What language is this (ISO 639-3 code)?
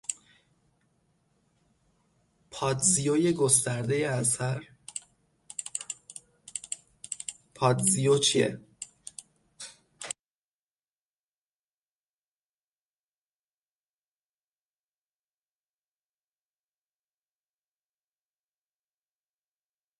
fas